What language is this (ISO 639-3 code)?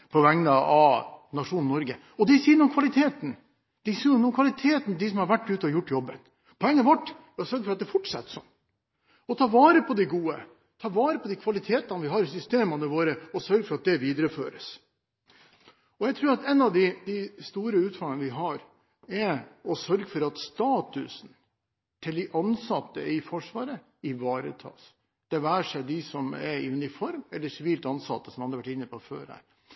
nob